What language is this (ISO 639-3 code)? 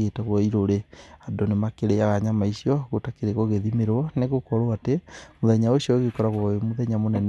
kik